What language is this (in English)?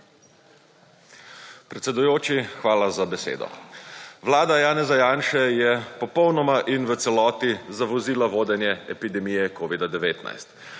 Slovenian